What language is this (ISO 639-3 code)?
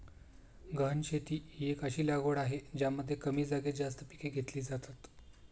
mar